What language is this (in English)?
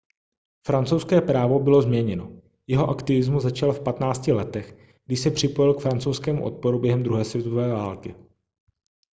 Czech